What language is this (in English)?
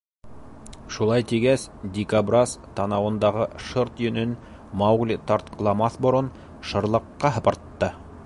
Bashkir